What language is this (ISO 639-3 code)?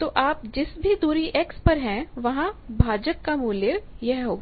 hin